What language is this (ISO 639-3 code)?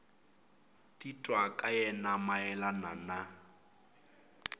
tso